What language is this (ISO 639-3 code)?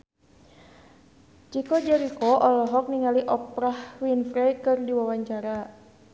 sun